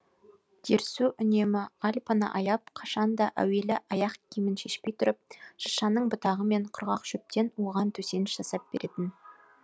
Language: Kazakh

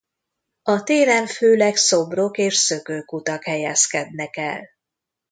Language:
Hungarian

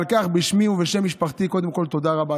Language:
Hebrew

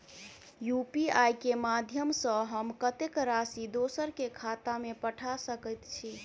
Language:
Maithili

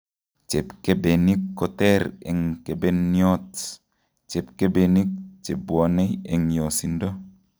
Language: Kalenjin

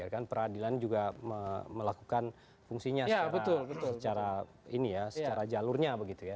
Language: Indonesian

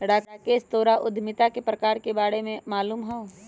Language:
Magahi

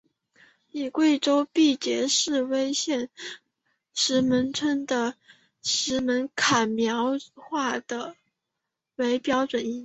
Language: Chinese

